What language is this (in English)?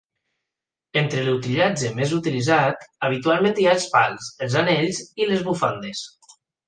Catalan